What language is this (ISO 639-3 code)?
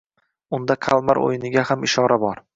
uzb